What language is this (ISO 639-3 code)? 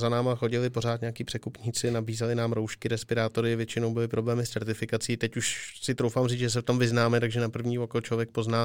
ces